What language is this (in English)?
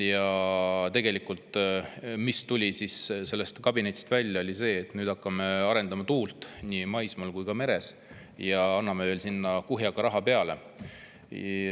Estonian